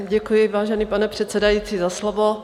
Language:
Czech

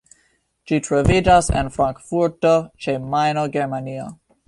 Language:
Esperanto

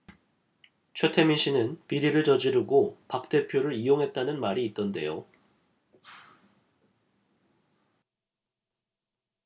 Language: Korean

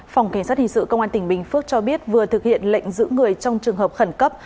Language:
Vietnamese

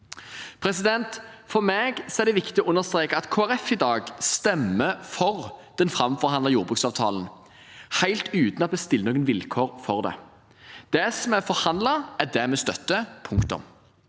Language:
Norwegian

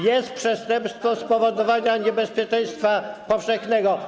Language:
Polish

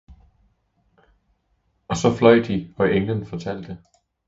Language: Danish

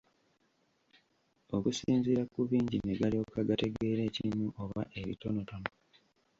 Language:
Ganda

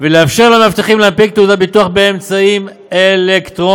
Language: Hebrew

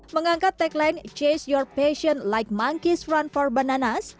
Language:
Indonesian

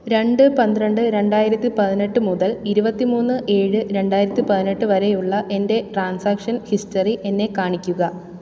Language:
Malayalam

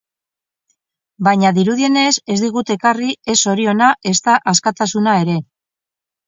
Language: Basque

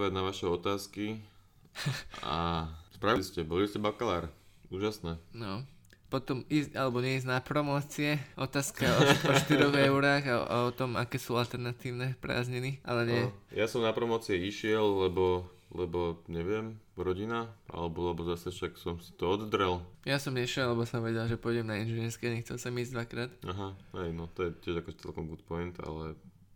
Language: Slovak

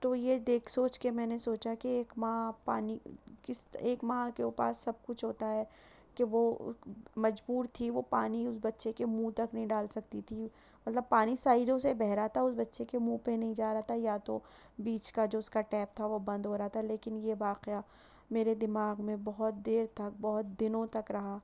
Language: Urdu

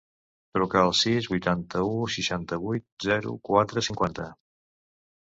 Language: Catalan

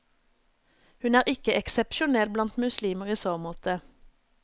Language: Norwegian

